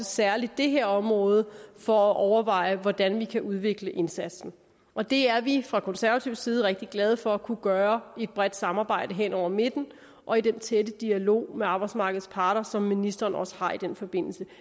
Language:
Danish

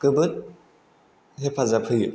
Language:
Bodo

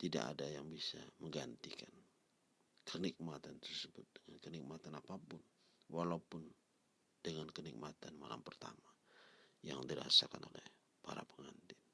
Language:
Indonesian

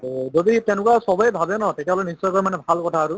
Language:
Assamese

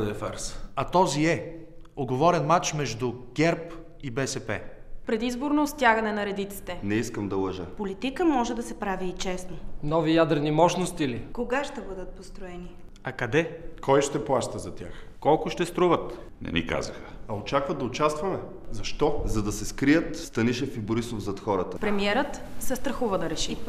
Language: Bulgarian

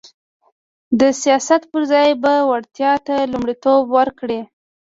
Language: Pashto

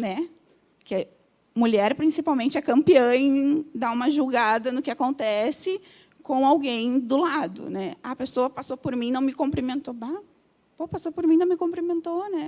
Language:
Portuguese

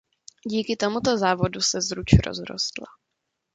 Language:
Czech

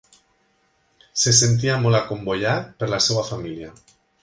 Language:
Catalan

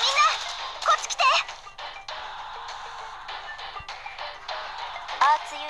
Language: Japanese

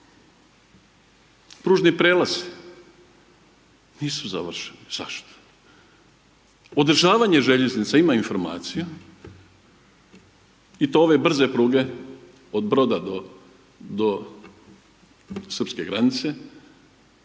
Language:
Croatian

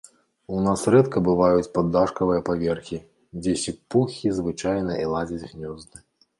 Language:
Belarusian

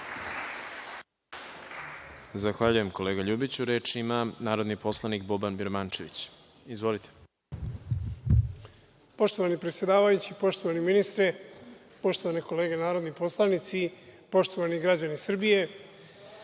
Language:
Serbian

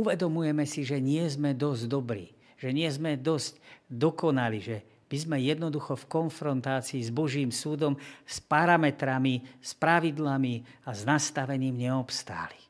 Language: Slovak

